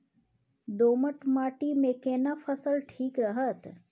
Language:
Maithili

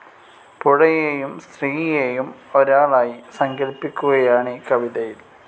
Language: Malayalam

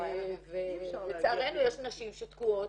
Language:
Hebrew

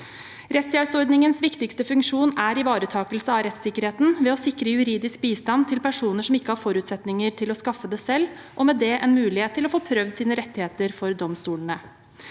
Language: Norwegian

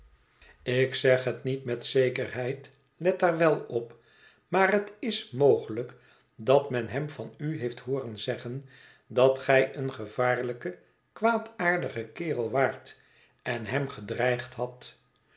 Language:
Dutch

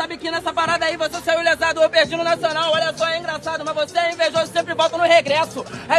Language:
Portuguese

